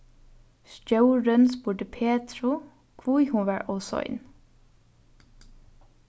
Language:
Faroese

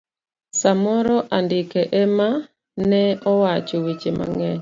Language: Luo (Kenya and Tanzania)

